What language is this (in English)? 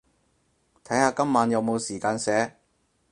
Cantonese